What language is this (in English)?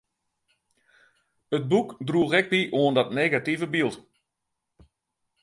Western Frisian